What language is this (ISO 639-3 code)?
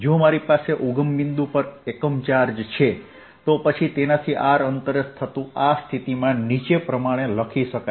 guj